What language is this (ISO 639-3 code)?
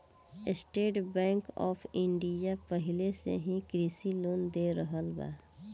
bho